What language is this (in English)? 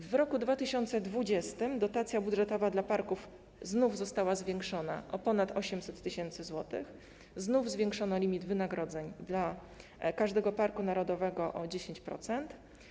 Polish